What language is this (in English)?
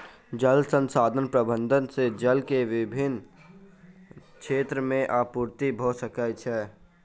Maithili